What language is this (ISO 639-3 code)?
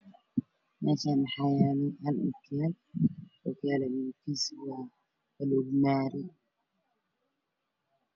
som